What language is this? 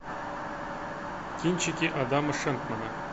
Russian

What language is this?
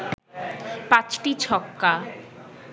Bangla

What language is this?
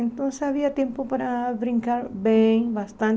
Portuguese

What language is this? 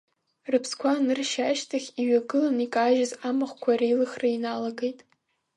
Abkhazian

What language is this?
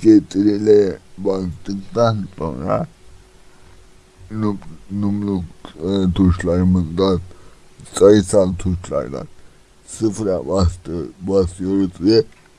Turkish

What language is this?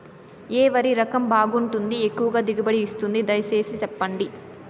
Telugu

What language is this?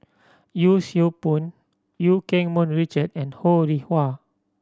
English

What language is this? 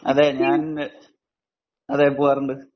Malayalam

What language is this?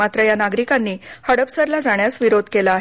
Marathi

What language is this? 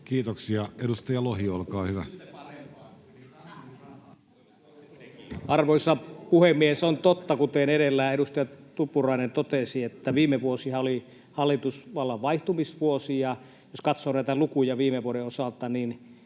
Finnish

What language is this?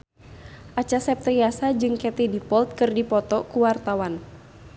Sundanese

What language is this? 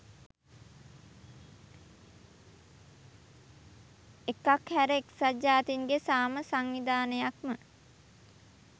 Sinhala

